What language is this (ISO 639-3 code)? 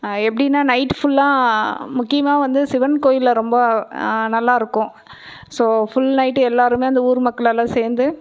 tam